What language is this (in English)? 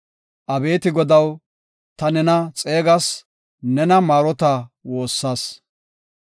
Gofa